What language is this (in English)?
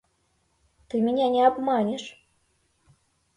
Mari